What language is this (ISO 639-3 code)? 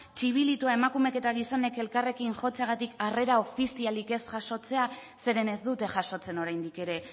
eus